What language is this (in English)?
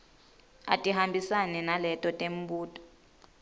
Swati